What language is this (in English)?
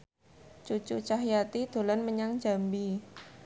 Javanese